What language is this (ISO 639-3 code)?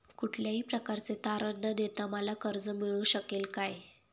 mar